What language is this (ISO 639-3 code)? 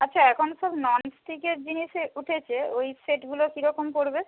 ben